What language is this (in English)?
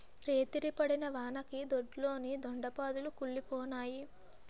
Telugu